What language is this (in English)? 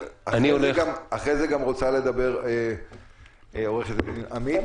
Hebrew